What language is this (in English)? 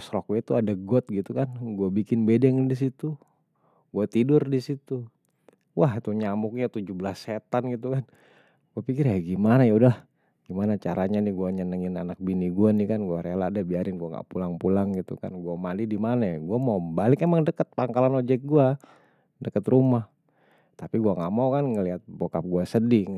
Betawi